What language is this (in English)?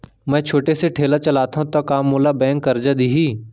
Chhattisgarhi